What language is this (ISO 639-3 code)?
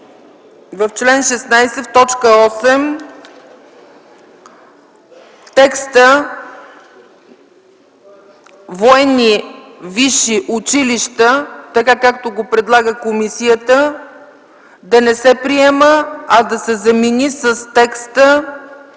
bul